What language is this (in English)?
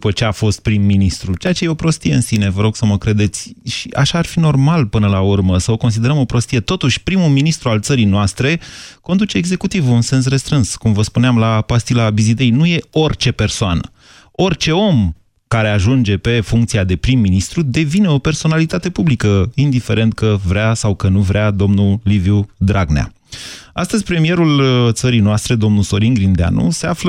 Romanian